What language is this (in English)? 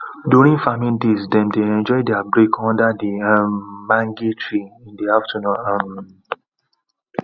Nigerian Pidgin